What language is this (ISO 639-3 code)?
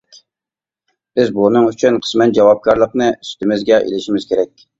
uig